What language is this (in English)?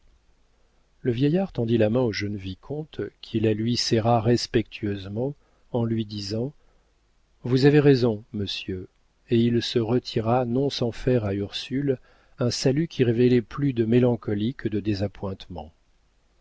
French